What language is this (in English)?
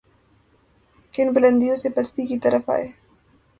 Urdu